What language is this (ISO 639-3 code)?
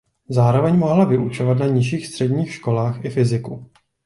ces